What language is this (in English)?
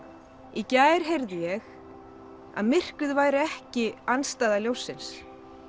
Icelandic